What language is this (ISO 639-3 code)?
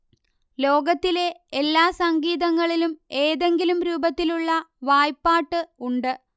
mal